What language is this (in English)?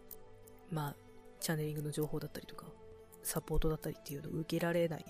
Japanese